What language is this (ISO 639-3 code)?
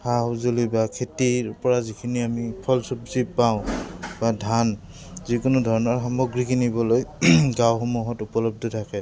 asm